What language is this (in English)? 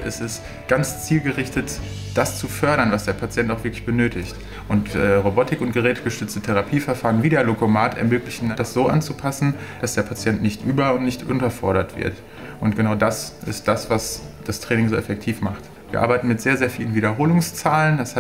German